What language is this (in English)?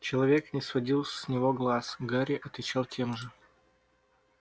Russian